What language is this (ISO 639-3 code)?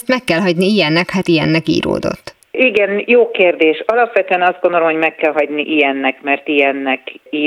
hun